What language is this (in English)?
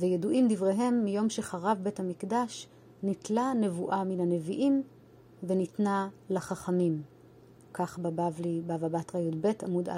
Hebrew